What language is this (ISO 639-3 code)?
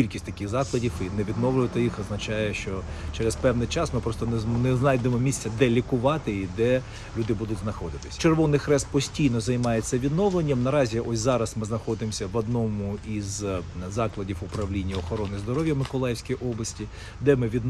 ukr